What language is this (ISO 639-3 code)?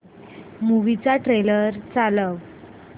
mar